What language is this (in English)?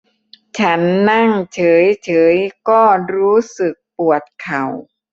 Thai